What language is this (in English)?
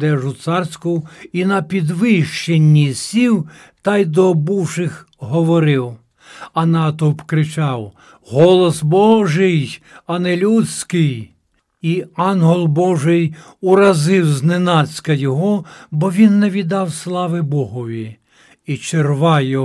Ukrainian